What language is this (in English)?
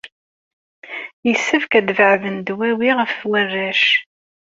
Kabyle